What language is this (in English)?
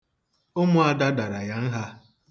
Igbo